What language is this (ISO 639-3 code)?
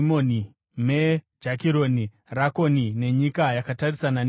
sna